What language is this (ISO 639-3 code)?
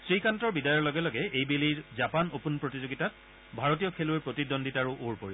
asm